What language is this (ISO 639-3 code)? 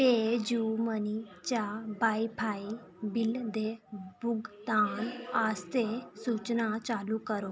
doi